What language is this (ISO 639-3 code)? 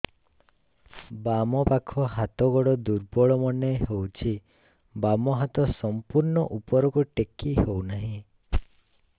ori